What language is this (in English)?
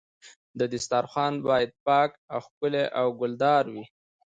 Pashto